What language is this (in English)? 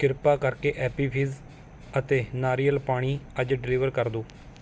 Punjabi